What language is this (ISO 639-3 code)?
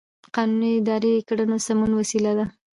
pus